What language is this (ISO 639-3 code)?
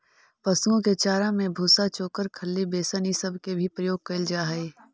mag